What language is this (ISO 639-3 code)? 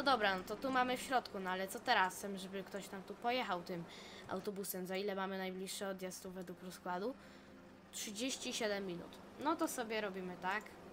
pol